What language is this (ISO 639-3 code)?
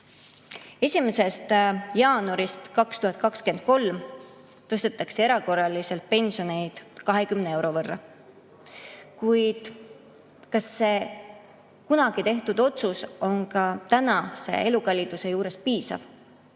est